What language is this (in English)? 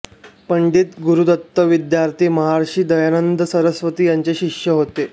Marathi